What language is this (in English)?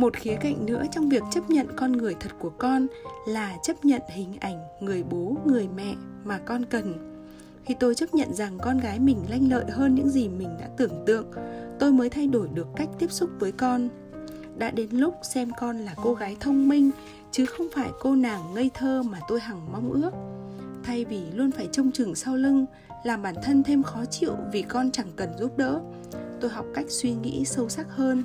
Vietnamese